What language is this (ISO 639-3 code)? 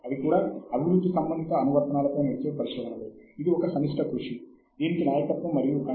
tel